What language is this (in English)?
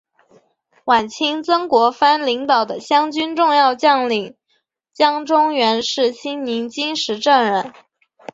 Chinese